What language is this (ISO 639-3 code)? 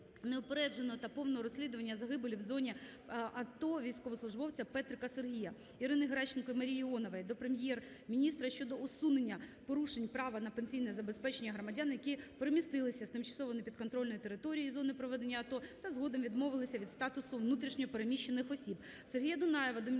ukr